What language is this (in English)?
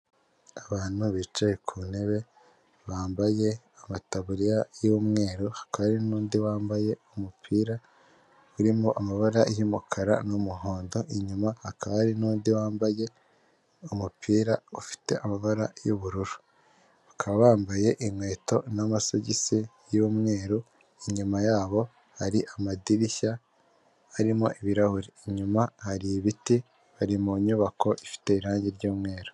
Kinyarwanda